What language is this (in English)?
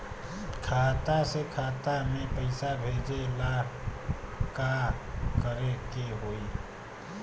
Bhojpuri